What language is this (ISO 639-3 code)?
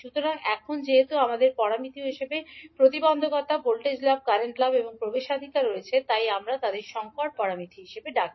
ben